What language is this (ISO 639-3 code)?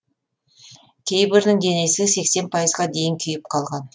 kaz